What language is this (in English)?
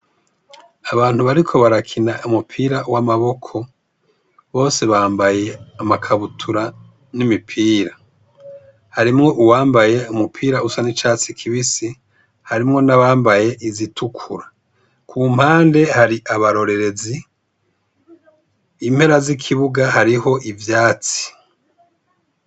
Rundi